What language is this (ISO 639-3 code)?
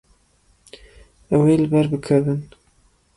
kur